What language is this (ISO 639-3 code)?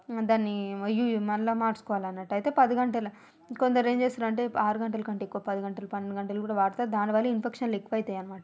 tel